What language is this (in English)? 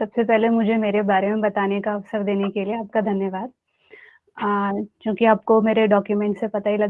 Hindi